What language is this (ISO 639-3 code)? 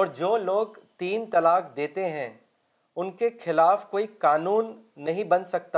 urd